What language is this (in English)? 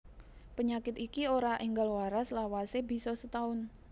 Javanese